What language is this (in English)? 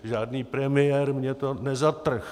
Czech